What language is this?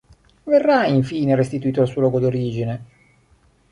Italian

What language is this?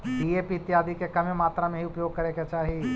Magahi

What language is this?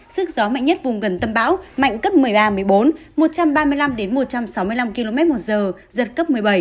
Vietnamese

